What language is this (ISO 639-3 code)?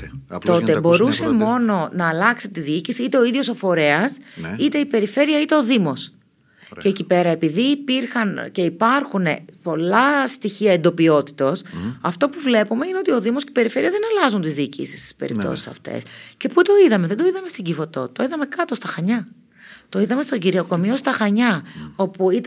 ell